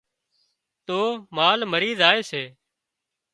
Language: Wadiyara Koli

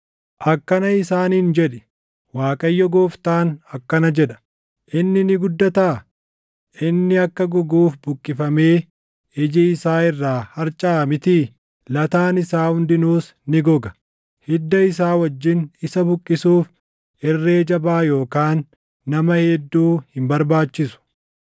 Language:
Oromo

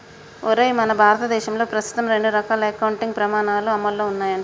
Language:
Telugu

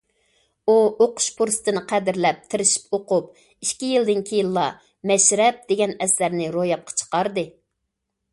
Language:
Uyghur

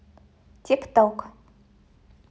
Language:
Russian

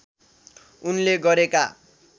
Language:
Nepali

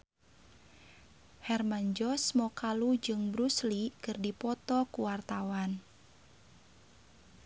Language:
Sundanese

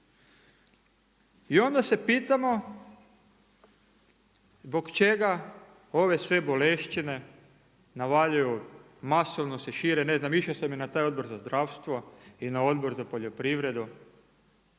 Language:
Croatian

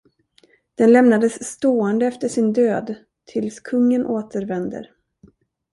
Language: Swedish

